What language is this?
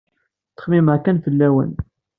Kabyle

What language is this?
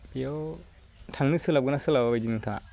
Bodo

